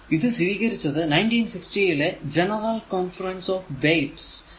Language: Malayalam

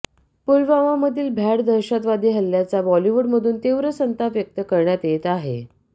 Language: Marathi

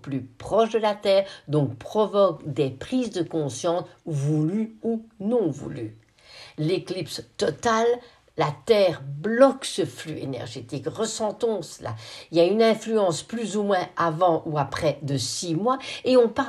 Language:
French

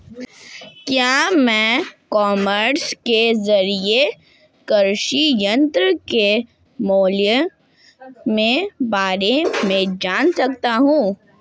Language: Hindi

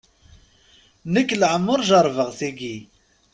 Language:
Kabyle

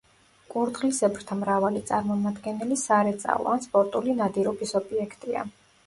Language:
Georgian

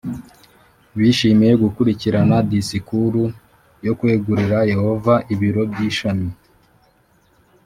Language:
Kinyarwanda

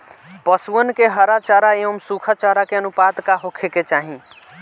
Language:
Bhojpuri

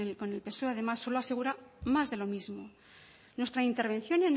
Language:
Spanish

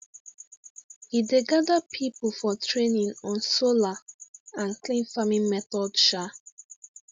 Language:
Nigerian Pidgin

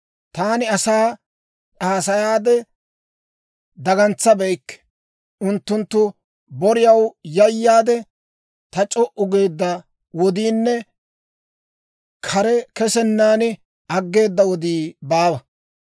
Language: Dawro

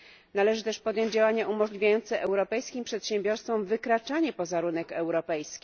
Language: Polish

